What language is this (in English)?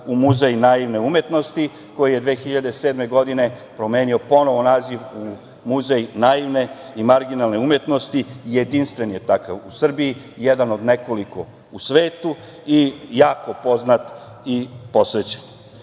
Serbian